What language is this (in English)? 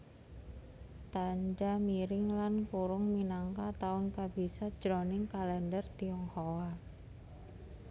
Javanese